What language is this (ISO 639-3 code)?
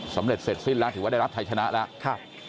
tha